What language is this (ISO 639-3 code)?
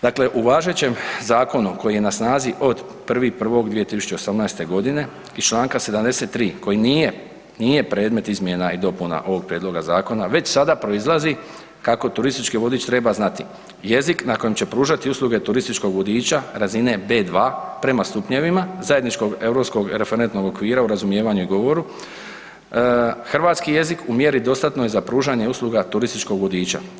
hrv